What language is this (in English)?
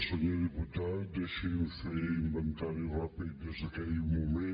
Catalan